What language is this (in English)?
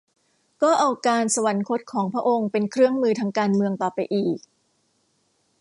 Thai